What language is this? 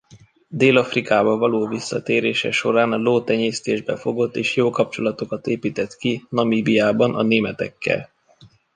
Hungarian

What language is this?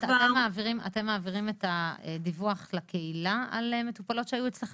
Hebrew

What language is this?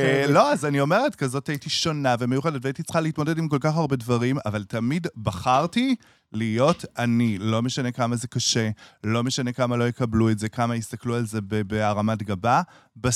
Hebrew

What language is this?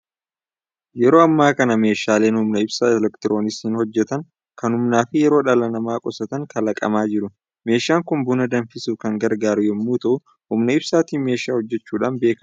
Oromo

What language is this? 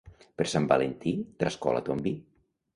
Catalan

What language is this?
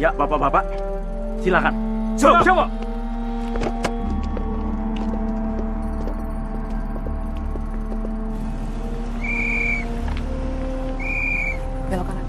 Indonesian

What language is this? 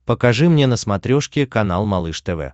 Russian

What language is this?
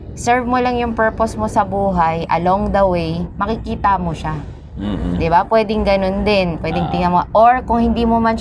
Filipino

